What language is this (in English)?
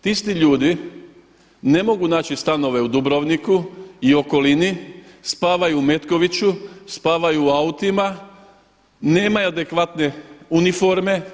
Croatian